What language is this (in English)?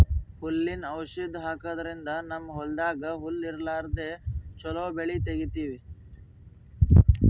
Kannada